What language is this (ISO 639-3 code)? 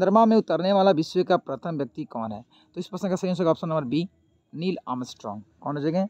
hin